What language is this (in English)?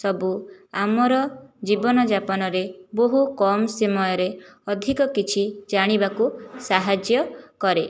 Odia